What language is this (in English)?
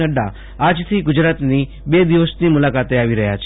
Gujarati